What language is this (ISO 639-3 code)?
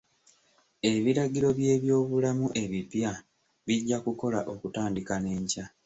lug